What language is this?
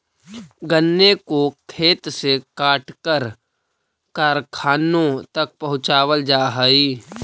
Magahi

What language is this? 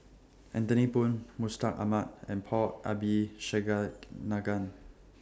English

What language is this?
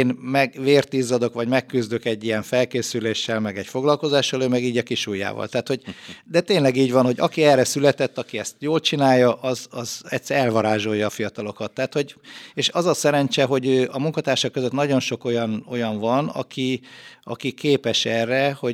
Hungarian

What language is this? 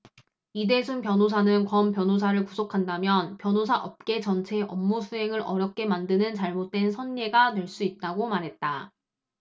Korean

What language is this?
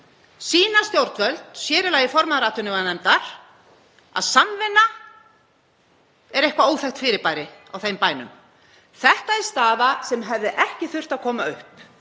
Icelandic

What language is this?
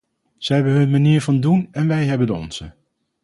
Dutch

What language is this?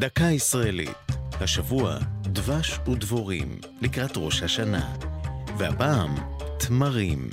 Hebrew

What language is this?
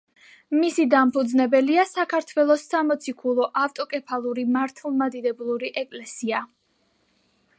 Georgian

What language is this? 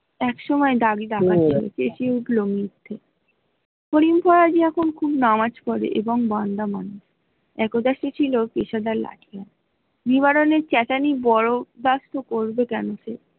Bangla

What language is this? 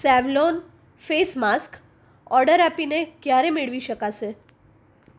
Gujarati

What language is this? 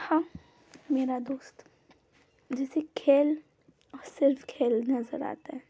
Hindi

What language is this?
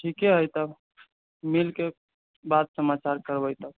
Maithili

